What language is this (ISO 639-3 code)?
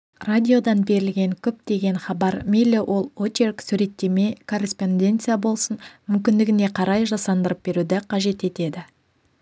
kaz